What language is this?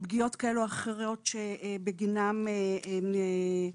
Hebrew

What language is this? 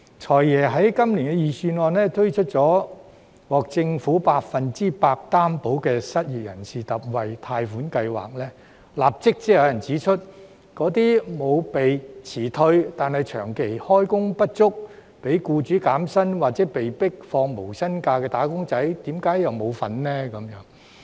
Cantonese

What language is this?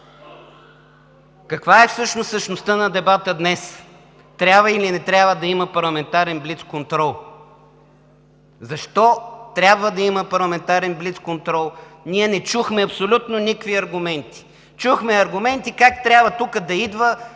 Bulgarian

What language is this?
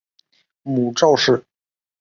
Chinese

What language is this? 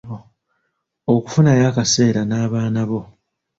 Ganda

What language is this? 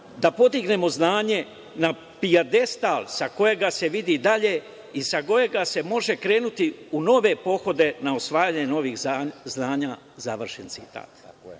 Serbian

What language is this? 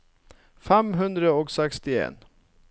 Norwegian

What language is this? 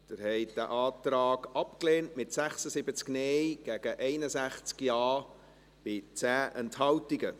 Swiss German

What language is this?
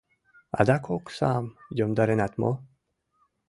Mari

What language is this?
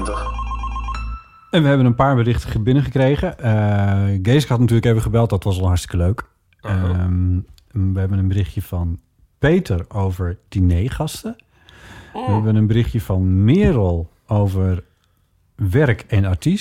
Dutch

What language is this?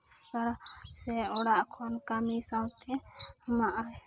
Santali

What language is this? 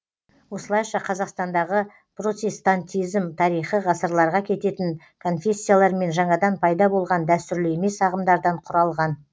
Kazakh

